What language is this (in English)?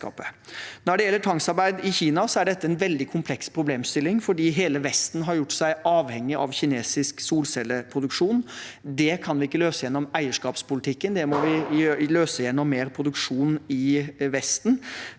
Norwegian